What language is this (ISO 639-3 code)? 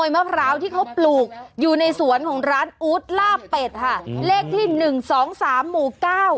tha